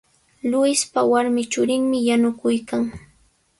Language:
Sihuas Ancash Quechua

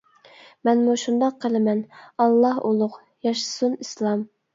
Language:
Uyghur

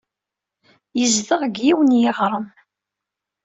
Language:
Kabyle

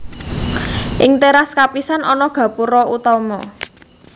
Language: Javanese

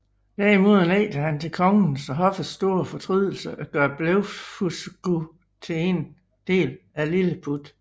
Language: Danish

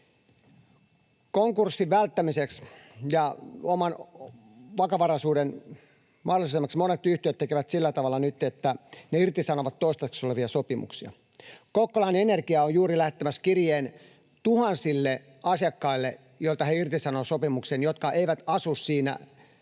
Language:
Finnish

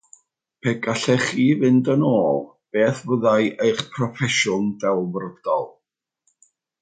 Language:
Welsh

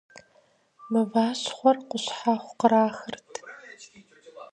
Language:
Kabardian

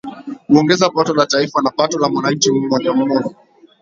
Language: Swahili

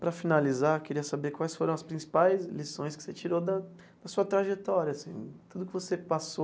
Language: Portuguese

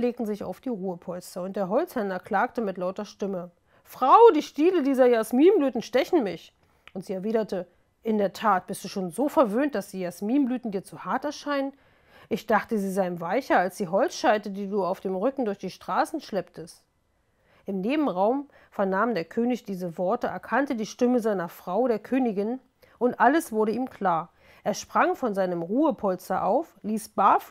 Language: German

